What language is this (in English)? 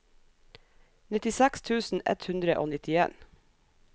Norwegian